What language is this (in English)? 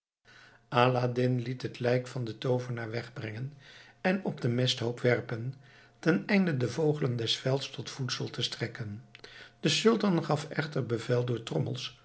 Dutch